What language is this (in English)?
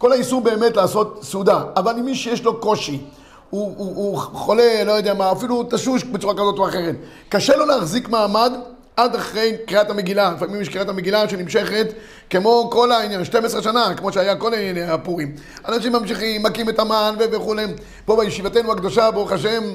Hebrew